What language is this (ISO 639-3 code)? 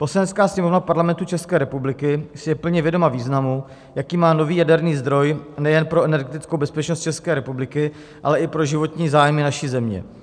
ces